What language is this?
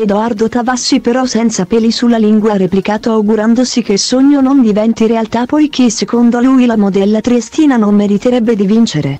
Italian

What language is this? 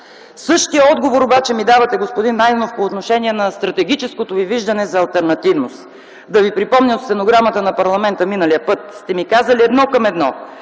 Bulgarian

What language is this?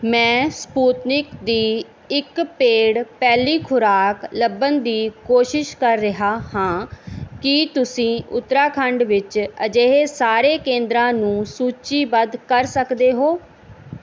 Punjabi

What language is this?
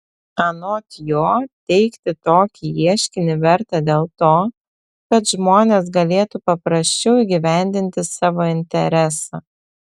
Lithuanian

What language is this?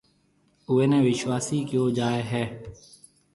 Marwari (Pakistan)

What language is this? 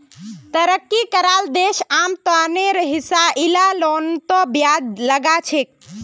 Magahi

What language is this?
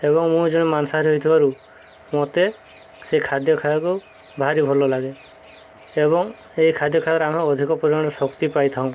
Odia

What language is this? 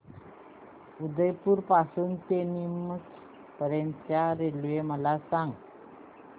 Marathi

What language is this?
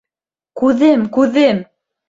Bashkir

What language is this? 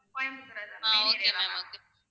Tamil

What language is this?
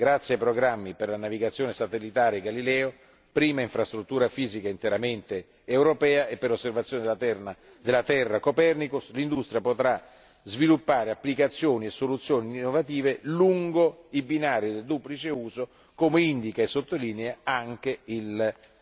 Italian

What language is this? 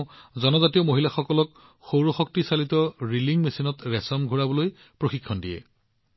Assamese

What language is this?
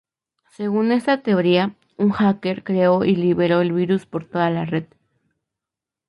Spanish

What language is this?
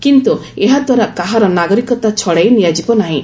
Odia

